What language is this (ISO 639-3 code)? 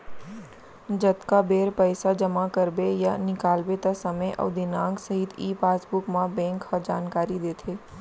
hne